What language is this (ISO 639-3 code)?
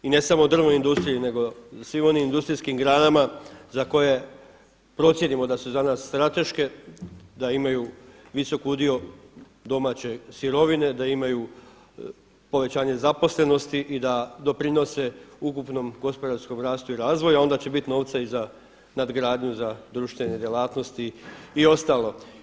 hrv